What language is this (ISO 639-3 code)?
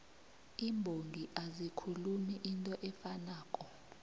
nbl